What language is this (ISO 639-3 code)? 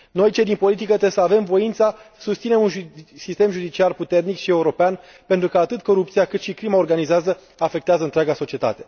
ron